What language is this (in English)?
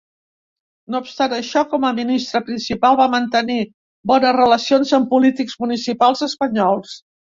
Catalan